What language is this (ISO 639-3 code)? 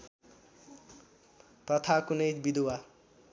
nep